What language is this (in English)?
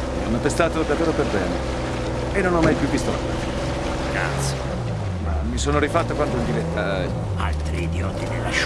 Italian